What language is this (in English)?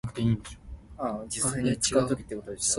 Min Nan Chinese